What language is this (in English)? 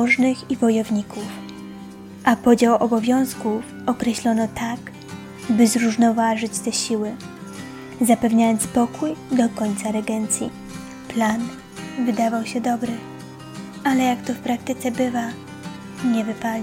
Polish